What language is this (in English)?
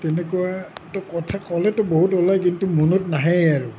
Assamese